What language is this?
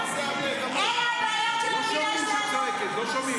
Hebrew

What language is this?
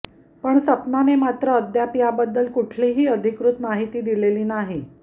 Marathi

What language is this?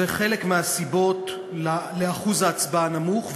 Hebrew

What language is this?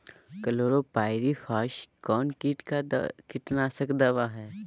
Magahi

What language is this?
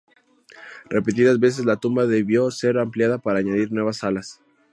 Spanish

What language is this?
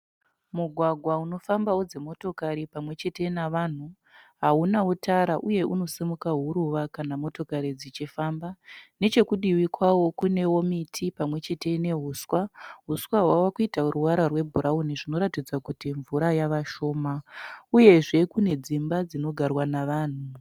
Shona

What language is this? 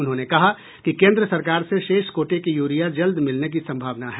Hindi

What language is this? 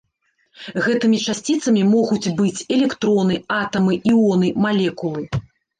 Belarusian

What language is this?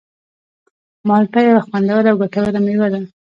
Pashto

